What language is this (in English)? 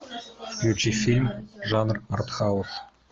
Russian